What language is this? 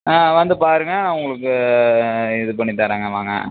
Tamil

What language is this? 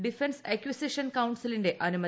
Malayalam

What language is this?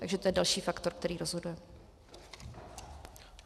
Czech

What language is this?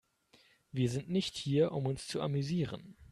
German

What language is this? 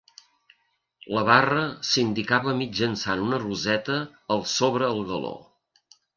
Catalan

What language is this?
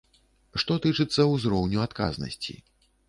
Belarusian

